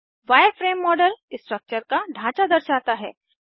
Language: Hindi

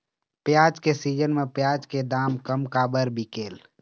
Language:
Chhattisgarhi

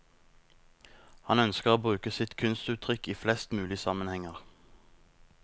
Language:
Norwegian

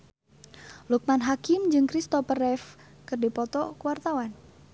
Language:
Sundanese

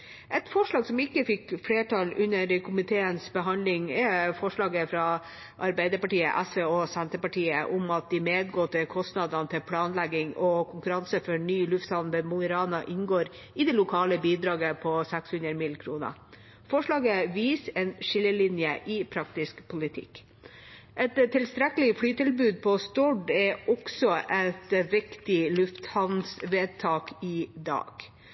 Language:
Norwegian Bokmål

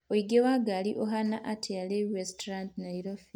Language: Kikuyu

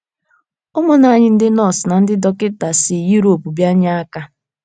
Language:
Igbo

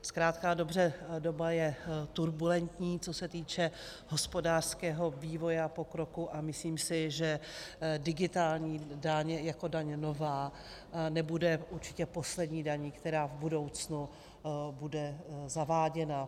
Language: Czech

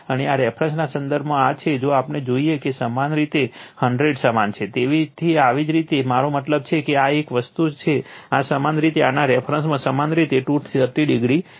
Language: Gujarati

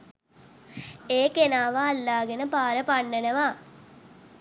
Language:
Sinhala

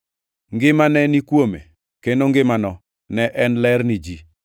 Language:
Luo (Kenya and Tanzania)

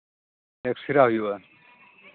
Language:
Santali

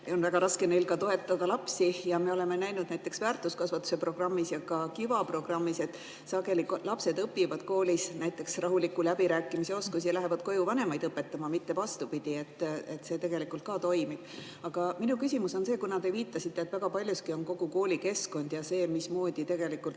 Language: Estonian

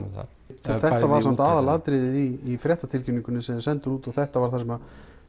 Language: Icelandic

